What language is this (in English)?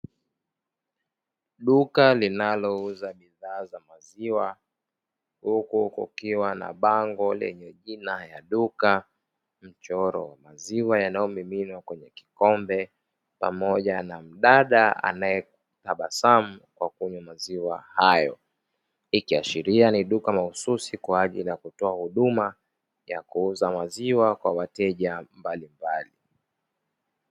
Swahili